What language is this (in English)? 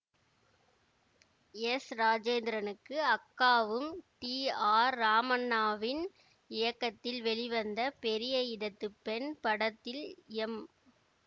Tamil